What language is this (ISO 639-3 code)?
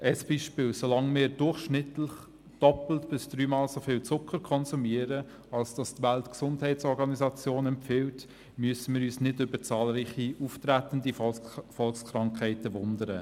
gsw